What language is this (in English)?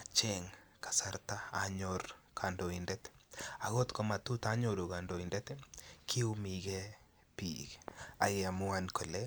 Kalenjin